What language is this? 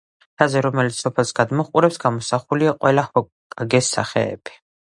Georgian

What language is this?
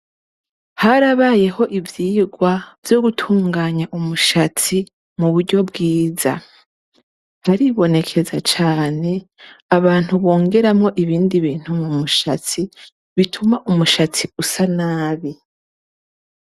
Rundi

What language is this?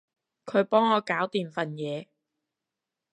Cantonese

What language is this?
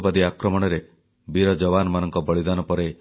Odia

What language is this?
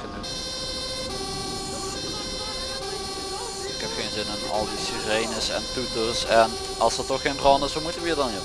Dutch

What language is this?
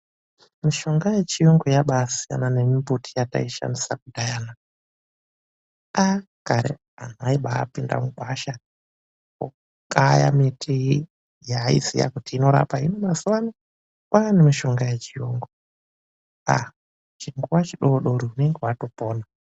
Ndau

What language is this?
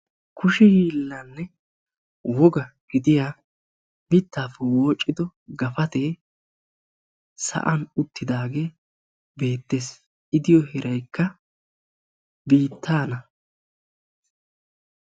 Wolaytta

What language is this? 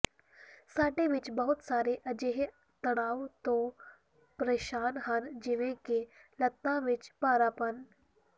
Punjabi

